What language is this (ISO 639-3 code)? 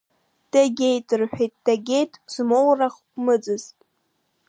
abk